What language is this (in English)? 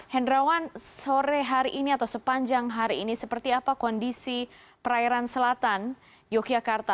Indonesian